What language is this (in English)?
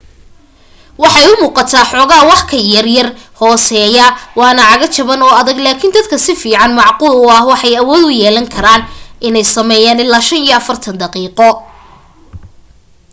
Somali